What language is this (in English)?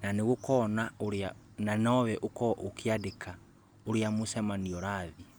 Kikuyu